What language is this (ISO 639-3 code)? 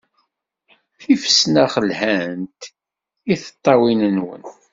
kab